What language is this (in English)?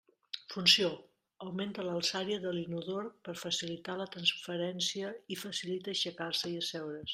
Catalan